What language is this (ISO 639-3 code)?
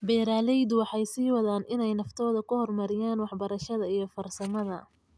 som